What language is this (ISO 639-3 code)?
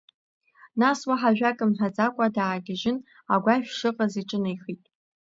abk